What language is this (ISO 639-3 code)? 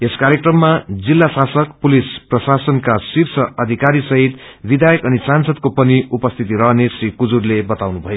nep